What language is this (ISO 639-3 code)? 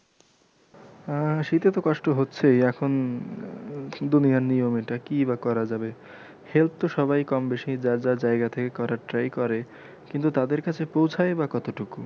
ben